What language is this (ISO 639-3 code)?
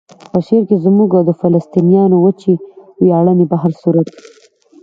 pus